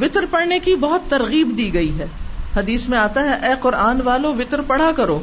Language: Urdu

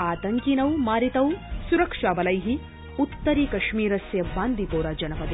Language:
Sanskrit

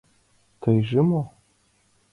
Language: Mari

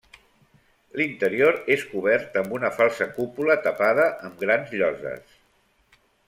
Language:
Catalan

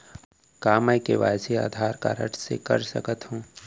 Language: Chhattisgarhi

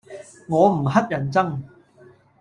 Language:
Cantonese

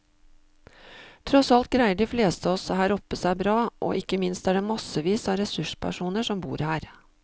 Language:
Norwegian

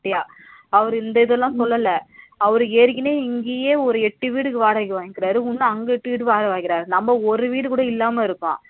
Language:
Tamil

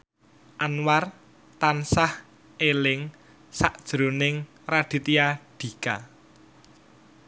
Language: Javanese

